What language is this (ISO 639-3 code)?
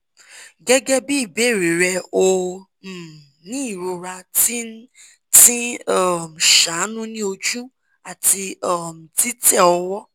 yor